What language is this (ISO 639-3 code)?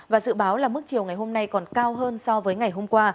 vie